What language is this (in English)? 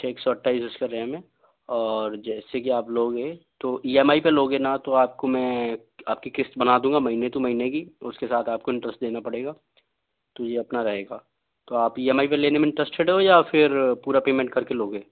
Hindi